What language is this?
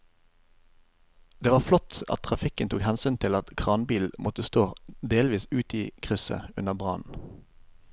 Norwegian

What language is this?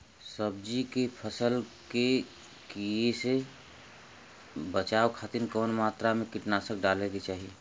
Bhojpuri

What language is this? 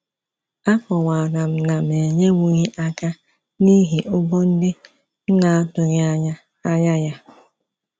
Igbo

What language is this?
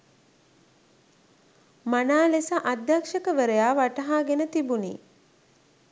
Sinhala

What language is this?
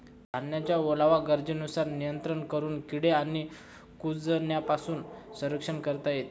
Marathi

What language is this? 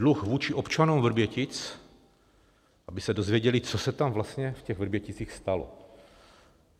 Czech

